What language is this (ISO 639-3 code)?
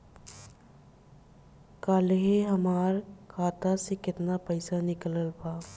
bho